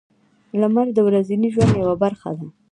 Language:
Pashto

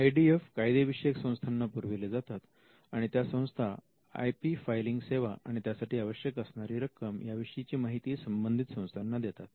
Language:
Marathi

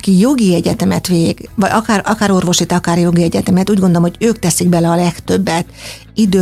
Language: Hungarian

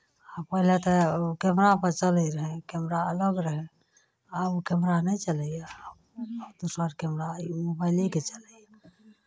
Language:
Maithili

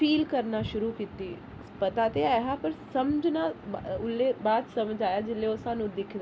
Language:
Dogri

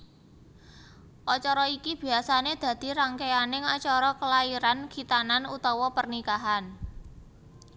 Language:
Javanese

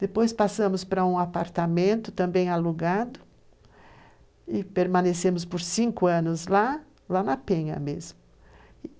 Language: Portuguese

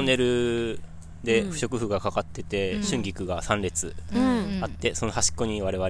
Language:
Japanese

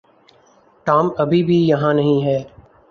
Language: Urdu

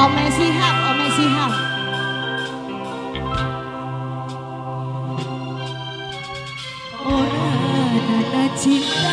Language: Indonesian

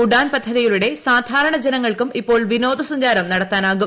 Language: Malayalam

